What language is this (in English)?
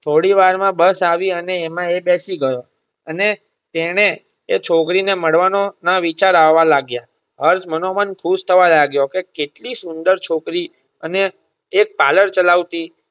Gujarati